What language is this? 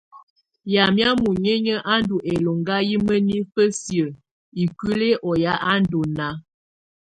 Tunen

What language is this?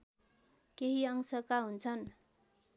Nepali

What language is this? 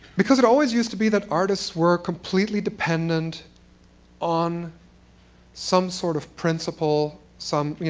English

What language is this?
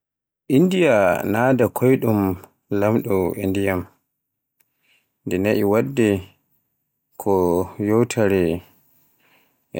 Borgu Fulfulde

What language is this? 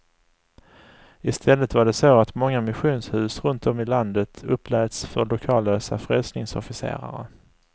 Swedish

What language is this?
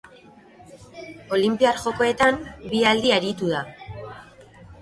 Basque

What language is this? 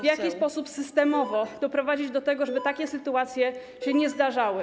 Polish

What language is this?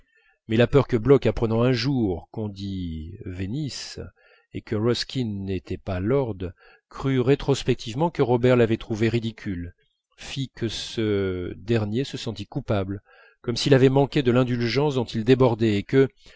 French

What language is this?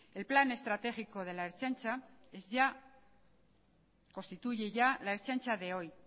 Spanish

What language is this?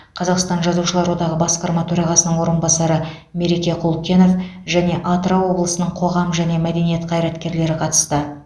Kazakh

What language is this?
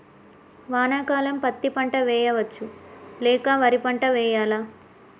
Telugu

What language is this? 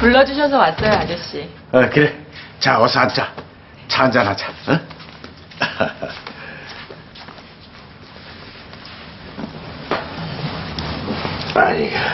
Korean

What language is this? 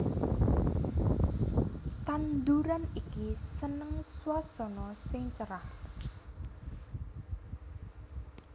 Javanese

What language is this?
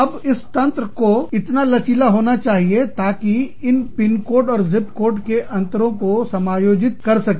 Hindi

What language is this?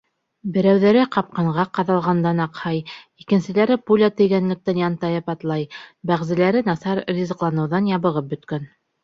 Bashkir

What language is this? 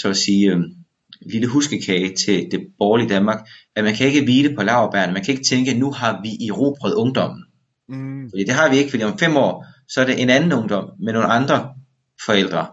Danish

